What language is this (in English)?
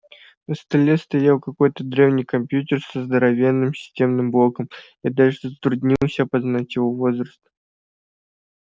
Russian